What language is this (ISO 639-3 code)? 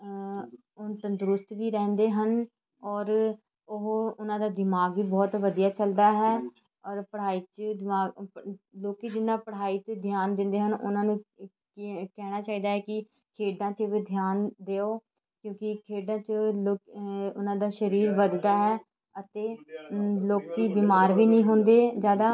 pan